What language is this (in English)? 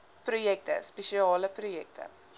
Afrikaans